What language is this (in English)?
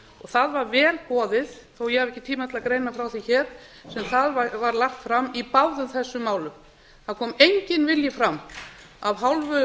Icelandic